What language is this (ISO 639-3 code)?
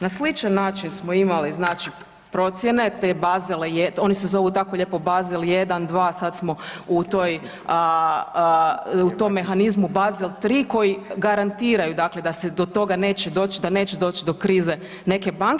hrv